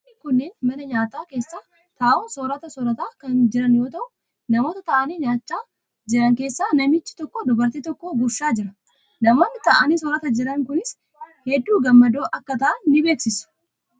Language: Oromo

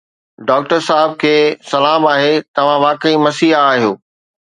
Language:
Sindhi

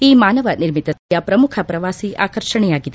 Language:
Kannada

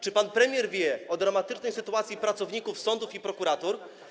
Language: Polish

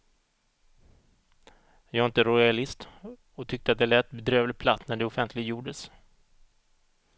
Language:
Swedish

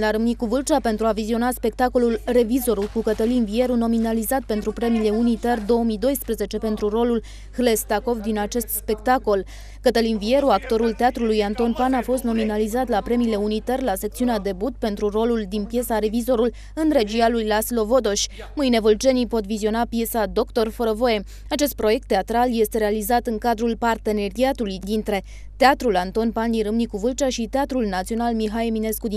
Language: Romanian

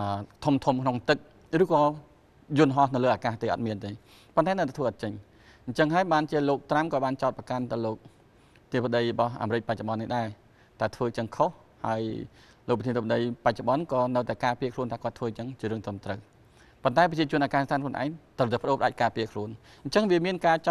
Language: Thai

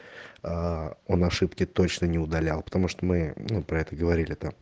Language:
Russian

